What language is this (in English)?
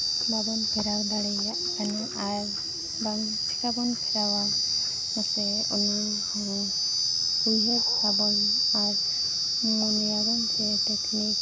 Santali